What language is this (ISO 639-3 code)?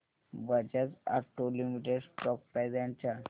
mar